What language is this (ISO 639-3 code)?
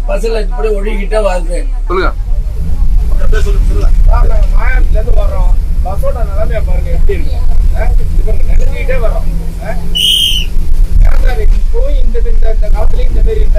ara